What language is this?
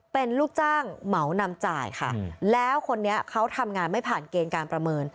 Thai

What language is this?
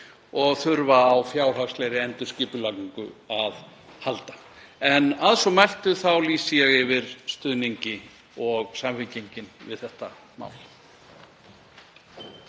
Icelandic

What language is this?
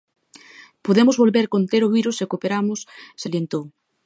Galician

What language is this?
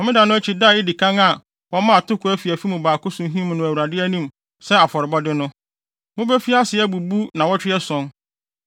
Akan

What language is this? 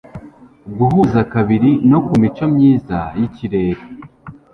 Kinyarwanda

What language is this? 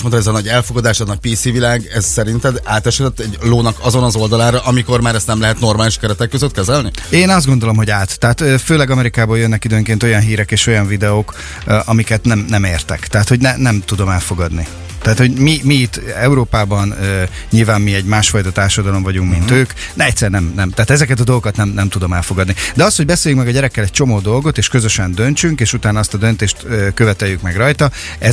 Hungarian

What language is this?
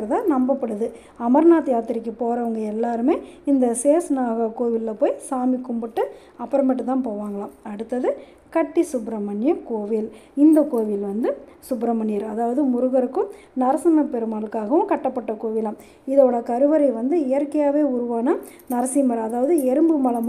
Arabic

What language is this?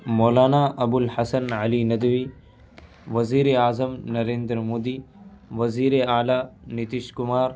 Urdu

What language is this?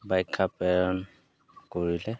Assamese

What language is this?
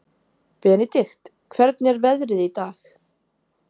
Icelandic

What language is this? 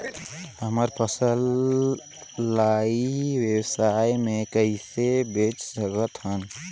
Chhattisgarhi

